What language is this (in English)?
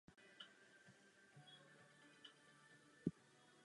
Czech